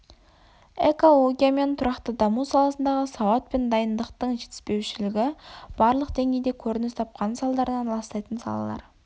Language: Kazakh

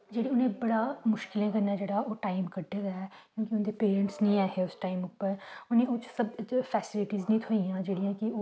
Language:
Dogri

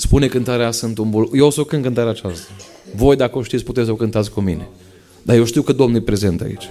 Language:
Romanian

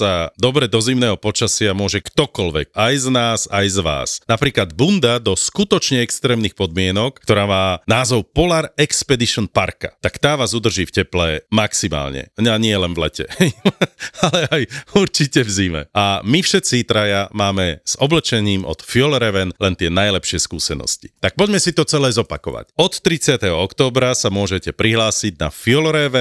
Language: Slovak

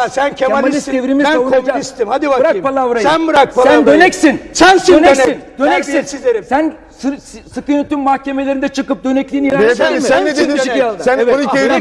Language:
Turkish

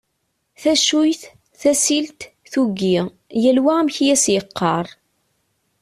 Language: Kabyle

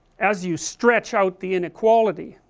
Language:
English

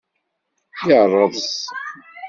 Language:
Kabyle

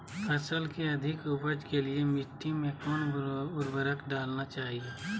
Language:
Magahi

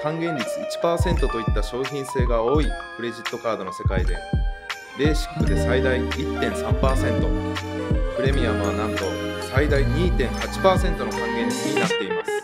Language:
Japanese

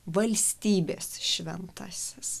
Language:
Lithuanian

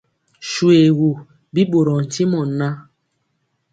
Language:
Mpiemo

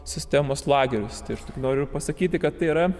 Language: Lithuanian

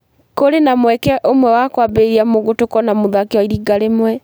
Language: Kikuyu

